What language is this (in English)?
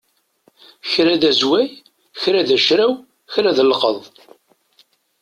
Kabyle